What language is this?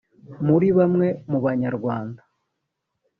Kinyarwanda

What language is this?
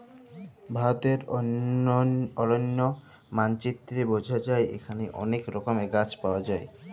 Bangla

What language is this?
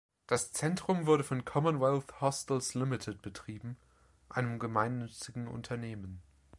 German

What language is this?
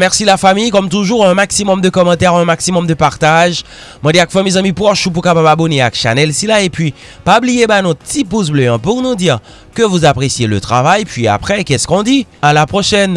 French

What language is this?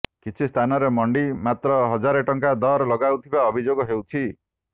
Odia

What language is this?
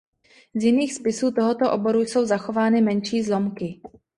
Czech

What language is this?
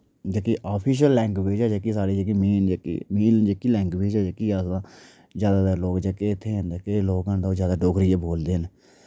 Dogri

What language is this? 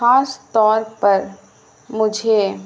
Urdu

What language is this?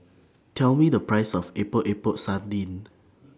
English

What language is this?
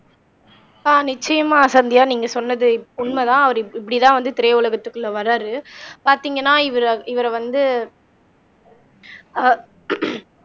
Tamil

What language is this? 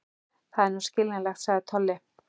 Icelandic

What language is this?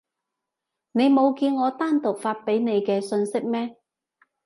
Cantonese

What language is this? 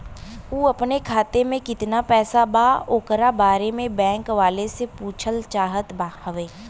Bhojpuri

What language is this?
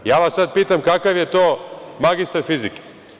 Serbian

